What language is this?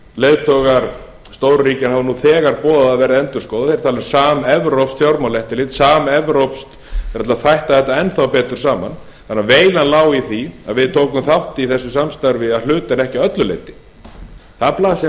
Icelandic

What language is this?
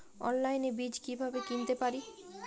Bangla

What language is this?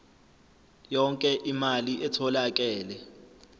Zulu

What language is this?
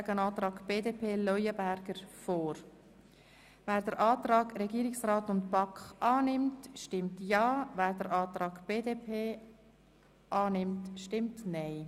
Swiss German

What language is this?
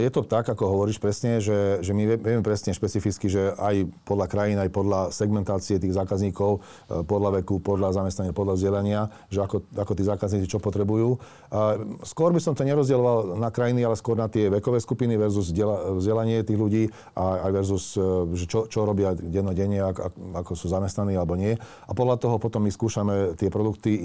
Slovak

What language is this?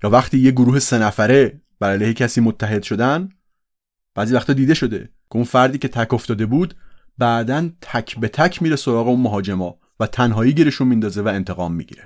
Persian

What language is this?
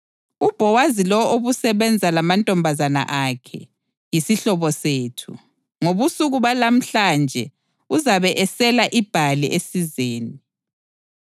North Ndebele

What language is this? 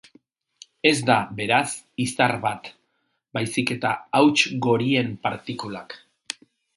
Basque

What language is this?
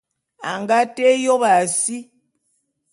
Bulu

